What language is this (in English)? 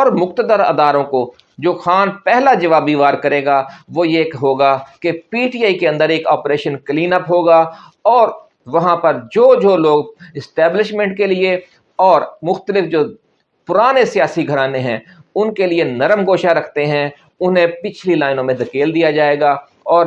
Urdu